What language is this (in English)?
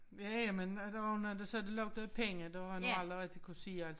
Danish